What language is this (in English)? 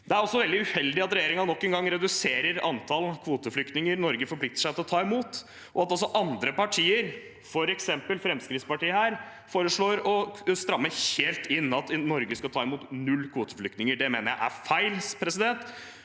Norwegian